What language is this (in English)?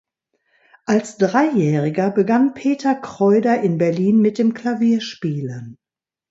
German